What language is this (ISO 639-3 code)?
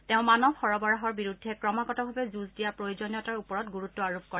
asm